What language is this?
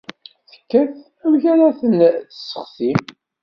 Kabyle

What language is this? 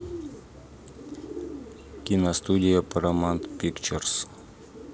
Russian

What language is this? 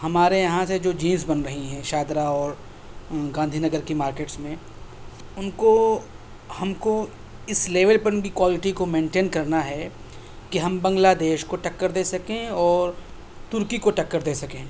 Urdu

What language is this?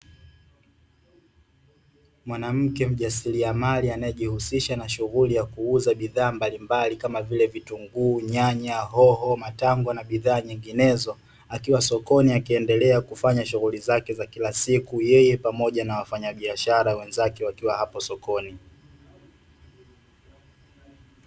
Swahili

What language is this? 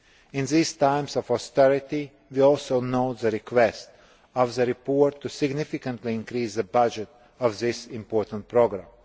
English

